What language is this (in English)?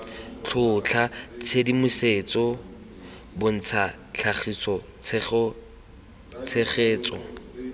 Tswana